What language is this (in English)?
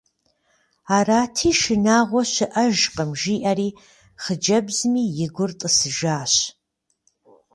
Kabardian